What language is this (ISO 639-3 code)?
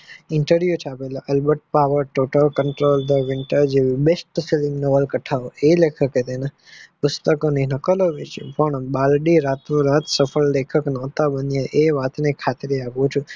guj